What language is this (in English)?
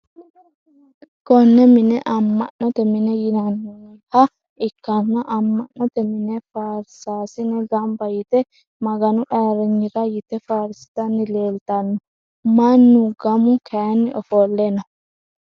Sidamo